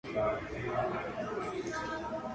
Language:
Spanish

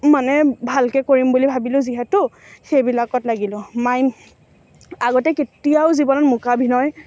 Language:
Assamese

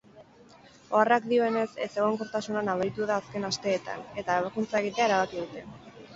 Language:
Basque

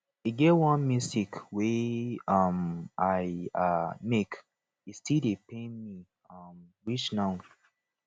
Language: Nigerian Pidgin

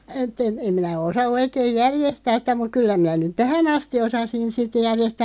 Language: Finnish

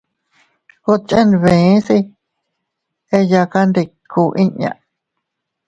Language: Teutila Cuicatec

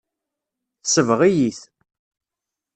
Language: Kabyle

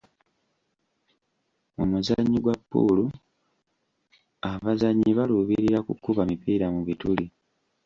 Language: Ganda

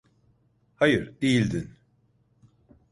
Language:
Turkish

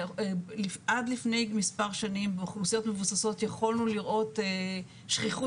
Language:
Hebrew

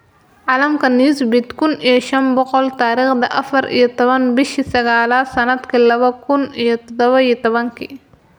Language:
Somali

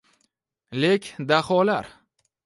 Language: Uzbek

